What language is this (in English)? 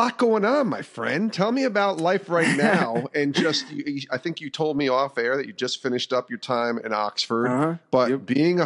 English